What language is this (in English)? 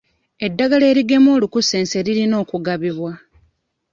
Ganda